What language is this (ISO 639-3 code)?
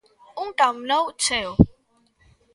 glg